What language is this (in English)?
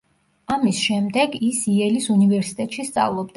Georgian